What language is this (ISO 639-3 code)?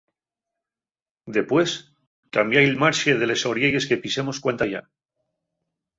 ast